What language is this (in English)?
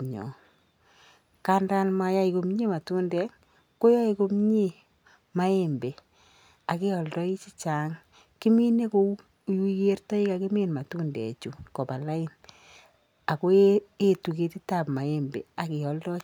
Kalenjin